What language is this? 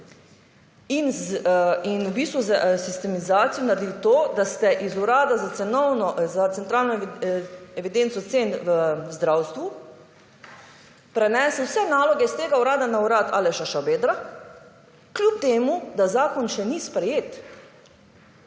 Slovenian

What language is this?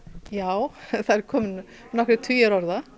Icelandic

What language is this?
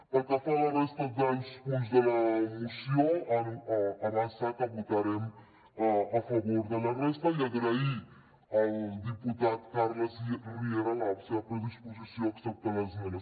Catalan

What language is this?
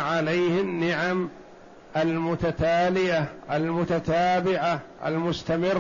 Arabic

